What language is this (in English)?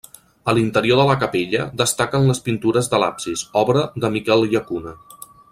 Catalan